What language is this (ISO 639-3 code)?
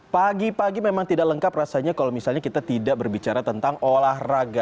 ind